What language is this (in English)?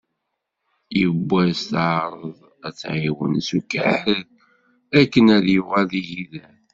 Kabyle